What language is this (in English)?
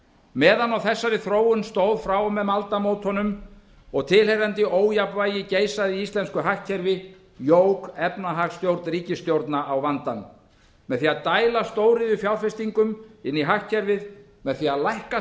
Icelandic